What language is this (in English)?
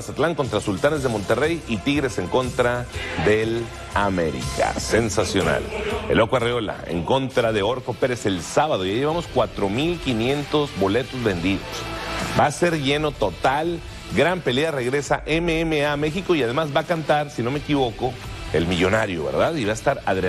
Spanish